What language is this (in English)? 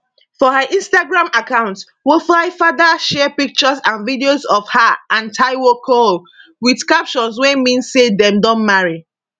Nigerian Pidgin